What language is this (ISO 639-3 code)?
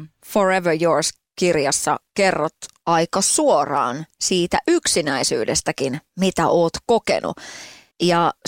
fin